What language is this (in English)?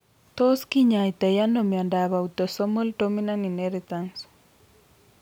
Kalenjin